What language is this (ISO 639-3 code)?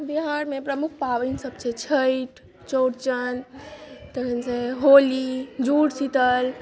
mai